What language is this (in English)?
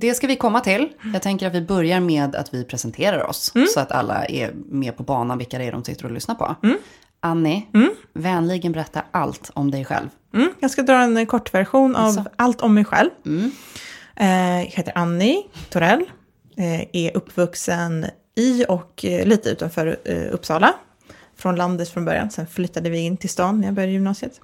Swedish